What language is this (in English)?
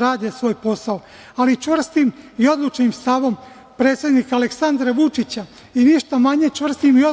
Serbian